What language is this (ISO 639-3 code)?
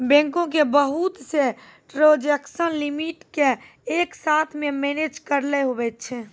mai